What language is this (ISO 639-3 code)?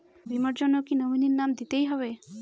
ben